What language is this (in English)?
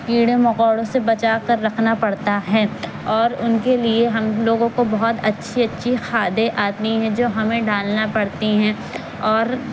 Urdu